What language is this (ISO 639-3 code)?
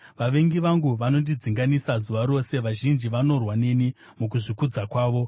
sna